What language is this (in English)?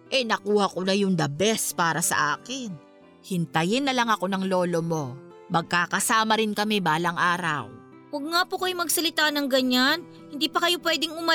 Filipino